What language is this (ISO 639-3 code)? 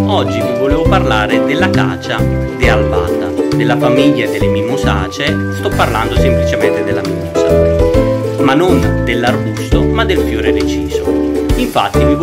ita